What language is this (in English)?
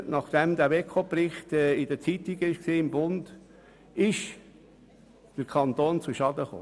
Swiss German